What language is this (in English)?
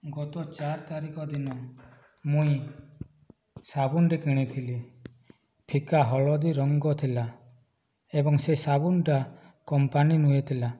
Odia